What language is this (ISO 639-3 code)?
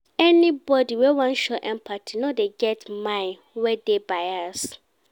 pcm